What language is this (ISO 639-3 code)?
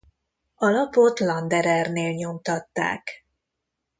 hun